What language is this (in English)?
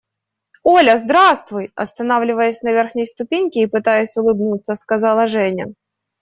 Russian